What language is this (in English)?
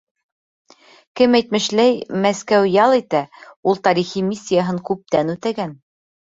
Bashkir